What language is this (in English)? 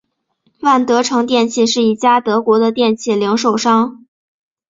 Chinese